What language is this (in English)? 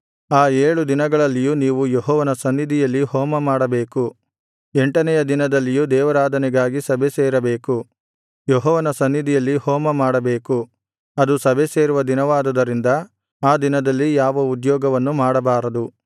Kannada